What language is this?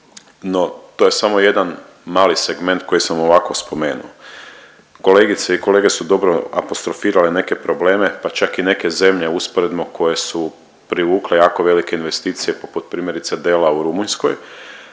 Croatian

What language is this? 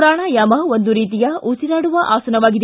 Kannada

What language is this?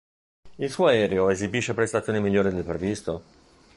Italian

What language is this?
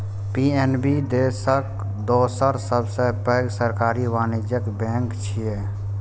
Maithili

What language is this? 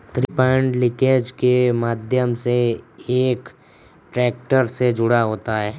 Hindi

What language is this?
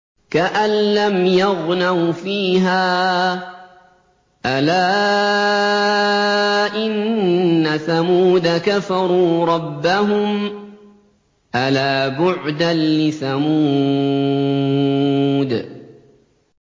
Arabic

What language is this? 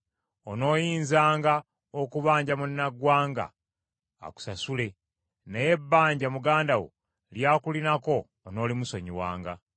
Ganda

